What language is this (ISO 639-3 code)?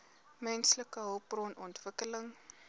afr